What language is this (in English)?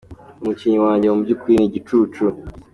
Kinyarwanda